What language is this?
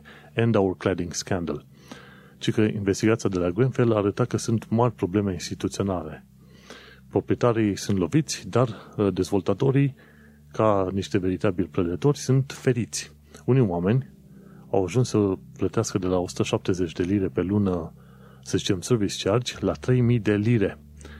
Romanian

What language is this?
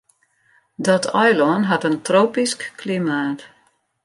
Western Frisian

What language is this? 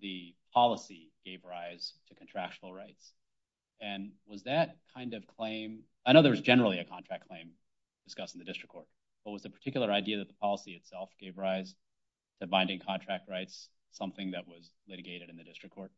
English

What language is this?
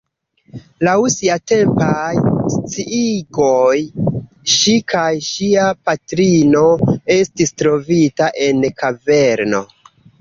Esperanto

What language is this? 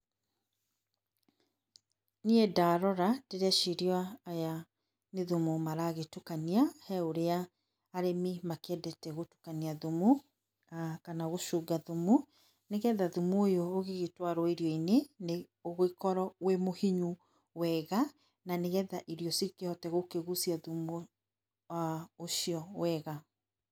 Kikuyu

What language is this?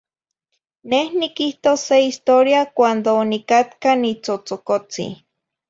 Zacatlán-Ahuacatlán-Tepetzintla Nahuatl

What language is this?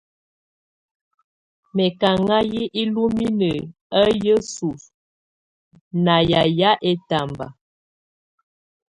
Tunen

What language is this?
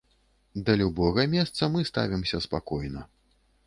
Belarusian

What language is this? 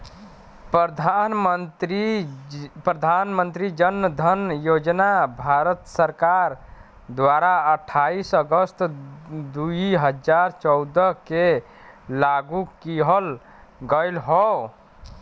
Bhojpuri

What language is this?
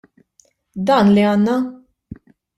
Maltese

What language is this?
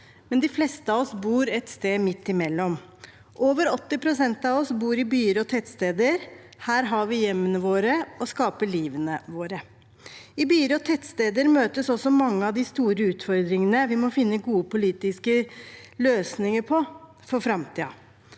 Norwegian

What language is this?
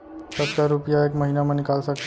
Chhattisgarhi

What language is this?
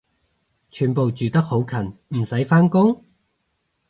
Cantonese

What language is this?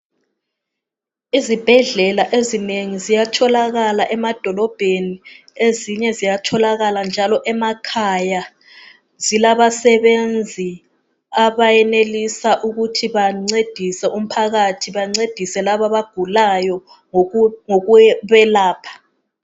North Ndebele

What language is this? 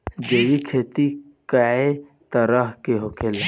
Bhojpuri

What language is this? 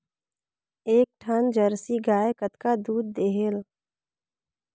Chhattisgarhi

